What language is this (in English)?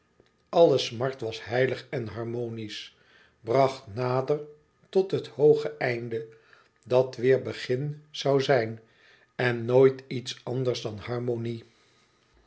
Dutch